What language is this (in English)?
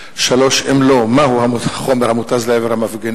Hebrew